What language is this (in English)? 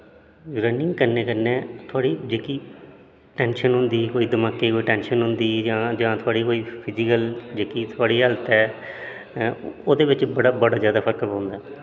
Dogri